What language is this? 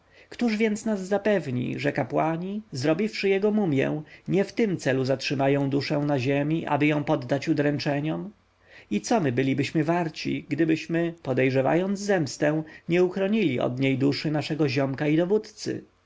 Polish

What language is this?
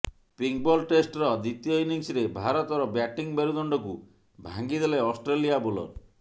Odia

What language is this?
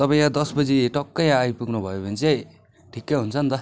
Nepali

